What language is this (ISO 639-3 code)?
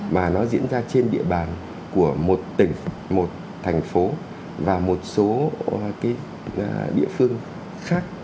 vie